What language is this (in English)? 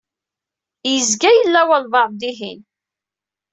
Kabyle